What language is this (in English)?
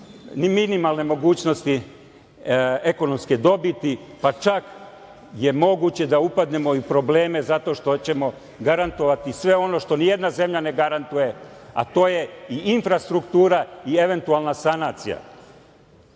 Serbian